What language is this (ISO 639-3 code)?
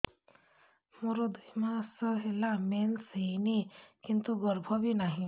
ori